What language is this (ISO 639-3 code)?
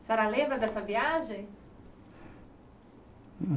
por